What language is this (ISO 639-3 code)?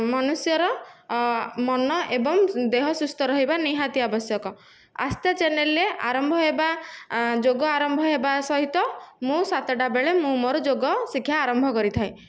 ori